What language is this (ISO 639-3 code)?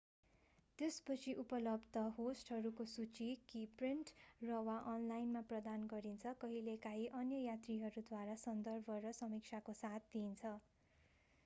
nep